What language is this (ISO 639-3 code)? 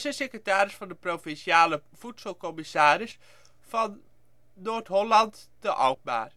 nld